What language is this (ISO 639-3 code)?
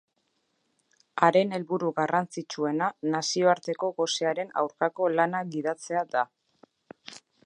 eus